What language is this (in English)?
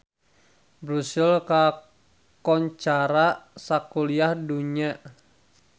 Sundanese